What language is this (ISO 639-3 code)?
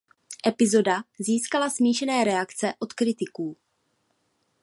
ces